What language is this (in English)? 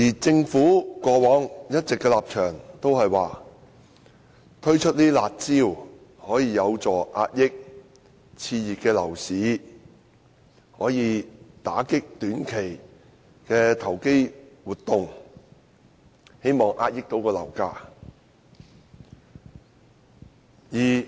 Cantonese